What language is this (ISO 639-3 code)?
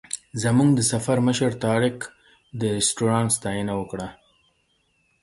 pus